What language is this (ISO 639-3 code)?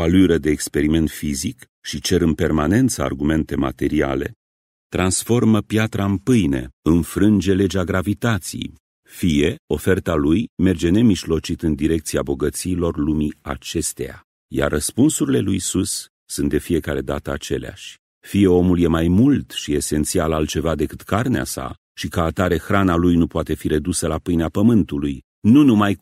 ron